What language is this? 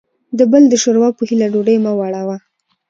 Pashto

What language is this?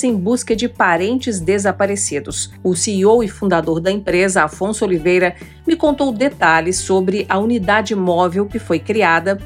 Portuguese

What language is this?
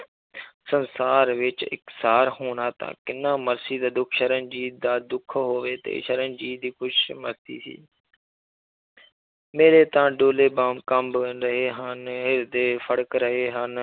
Punjabi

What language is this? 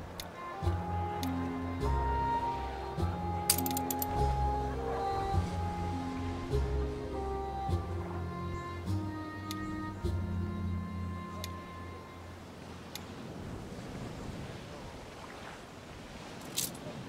German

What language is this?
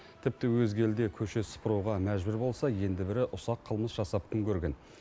Kazakh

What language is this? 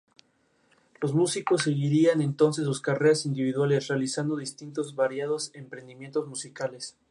Spanish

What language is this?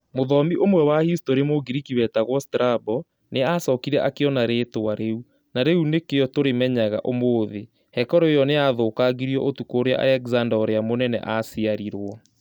Kikuyu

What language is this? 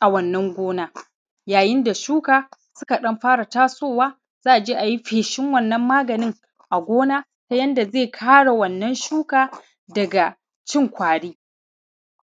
Hausa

